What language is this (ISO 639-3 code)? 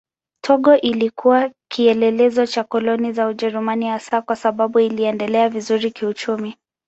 swa